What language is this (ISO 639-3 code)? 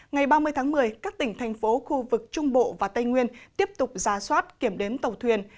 vie